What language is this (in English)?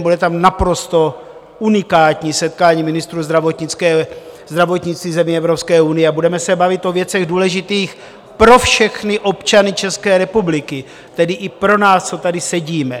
Czech